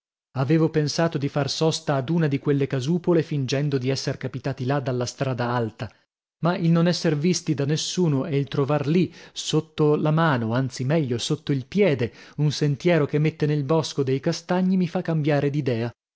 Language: Italian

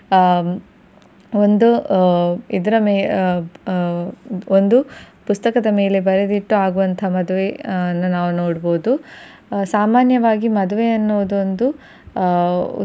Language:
Kannada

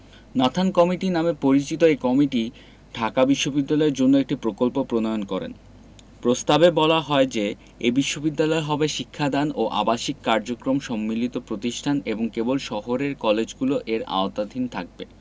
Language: Bangla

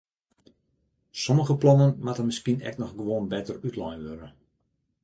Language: Western Frisian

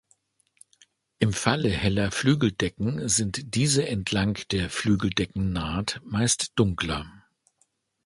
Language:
German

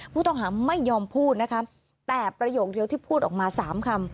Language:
Thai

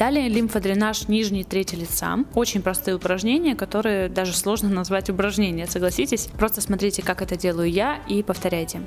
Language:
Russian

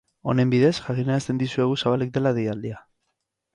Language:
Basque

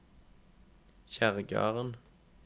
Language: Norwegian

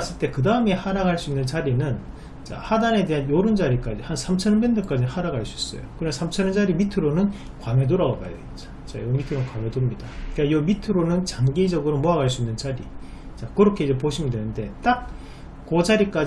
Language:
Korean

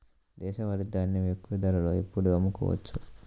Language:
Telugu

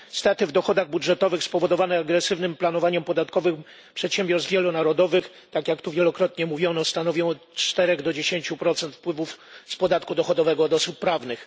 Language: Polish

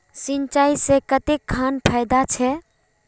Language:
Magahi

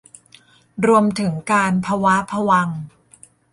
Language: Thai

